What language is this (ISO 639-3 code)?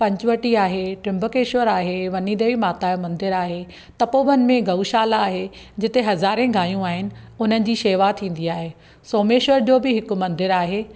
snd